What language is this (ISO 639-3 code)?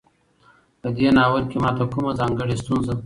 pus